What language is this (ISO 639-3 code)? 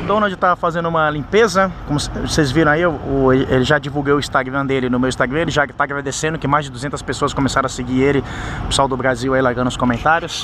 por